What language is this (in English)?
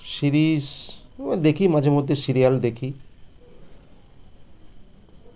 Bangla